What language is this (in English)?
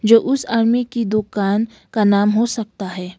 Hindi